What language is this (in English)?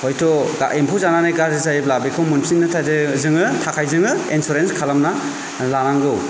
Bodo